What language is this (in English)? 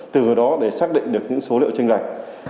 Vietnamese